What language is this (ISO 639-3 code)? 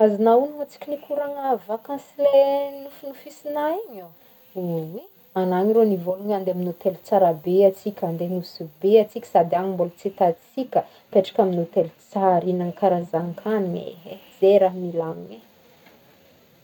bmm